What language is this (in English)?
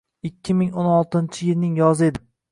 Uzbek